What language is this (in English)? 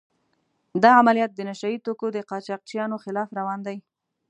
Pashto